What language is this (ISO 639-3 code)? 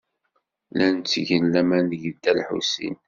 kab